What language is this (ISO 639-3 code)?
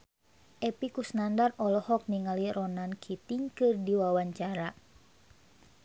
sun